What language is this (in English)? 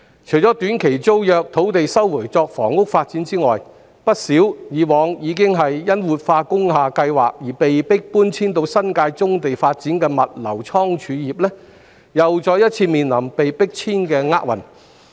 Cantonese